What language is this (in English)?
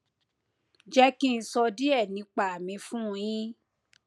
Yoruba